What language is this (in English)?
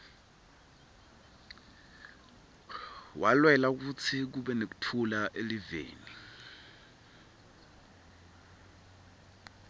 Swati